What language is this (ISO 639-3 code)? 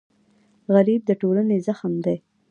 pus